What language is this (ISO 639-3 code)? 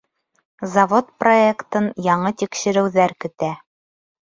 bak